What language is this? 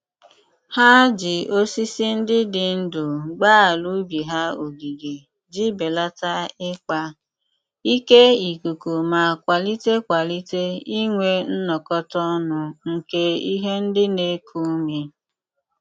Igbo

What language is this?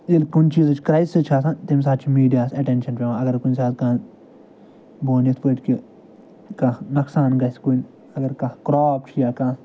Kashmiri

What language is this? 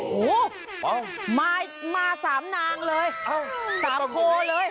Thai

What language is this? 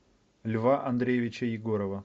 Russian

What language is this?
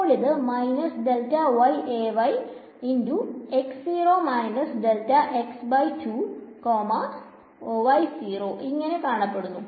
Malayalam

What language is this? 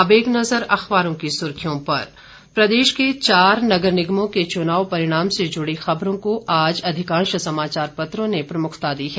Hindi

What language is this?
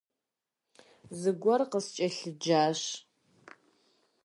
Kabardian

